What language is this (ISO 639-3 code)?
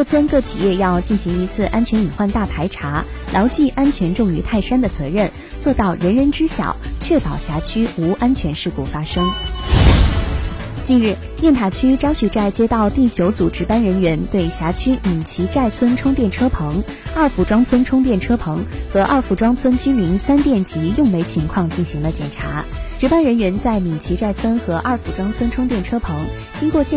zho